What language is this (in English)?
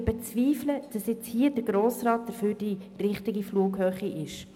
Swiss German